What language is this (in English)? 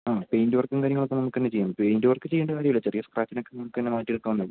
Malayalam